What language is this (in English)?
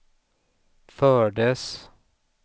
Swedish